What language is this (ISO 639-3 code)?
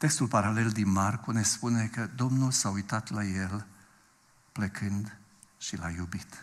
ron